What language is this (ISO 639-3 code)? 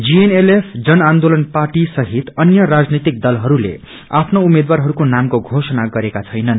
nep